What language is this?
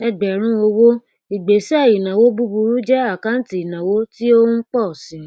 Yoruba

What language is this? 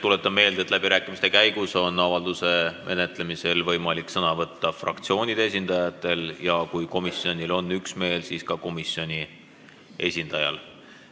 Estonian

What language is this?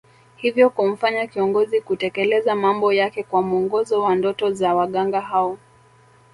Swahili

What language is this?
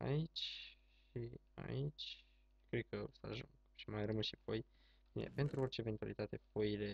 Romanian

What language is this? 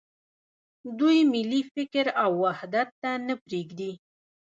Pashto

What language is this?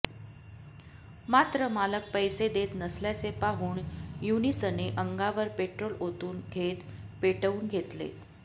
Marathi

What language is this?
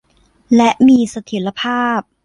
Thai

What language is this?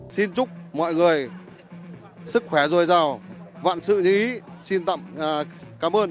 Vietnamese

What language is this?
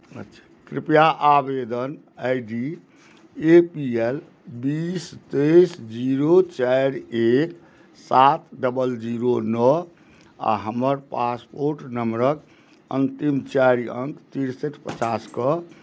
Maithili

